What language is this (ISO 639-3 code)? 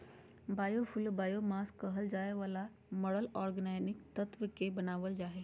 mag